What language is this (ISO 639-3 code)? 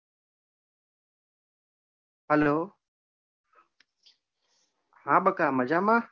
guj